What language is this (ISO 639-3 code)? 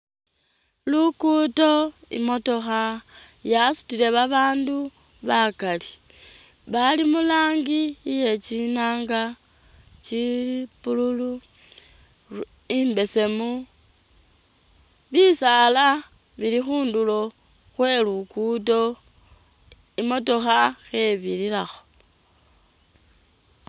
myx